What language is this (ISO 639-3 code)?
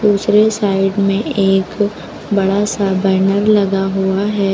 hin